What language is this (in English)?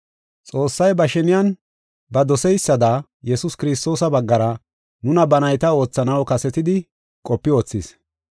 Gofa